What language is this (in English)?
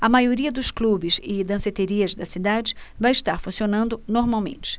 Portuguese